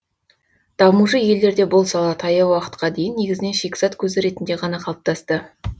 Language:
Kazakh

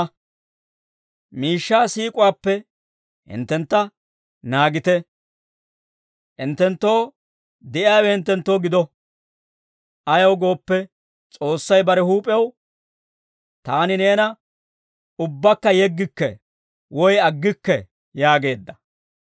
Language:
Dawro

